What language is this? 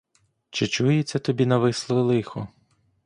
Ukrainian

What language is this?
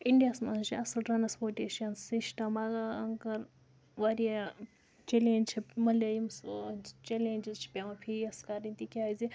Kashmiri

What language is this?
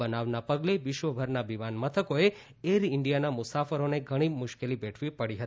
Gujarati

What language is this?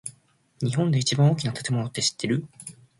Japanese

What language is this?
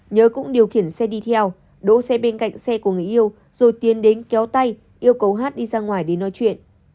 Vietnamese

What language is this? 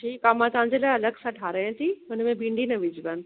Sindhi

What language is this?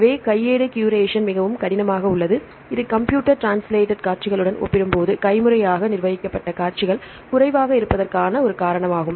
Tamil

